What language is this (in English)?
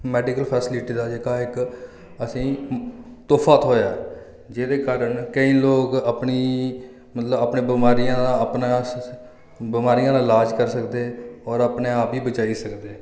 Dogri